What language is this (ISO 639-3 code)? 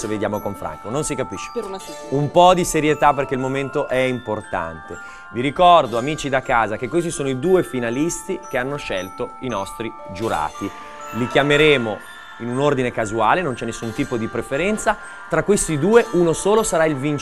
ita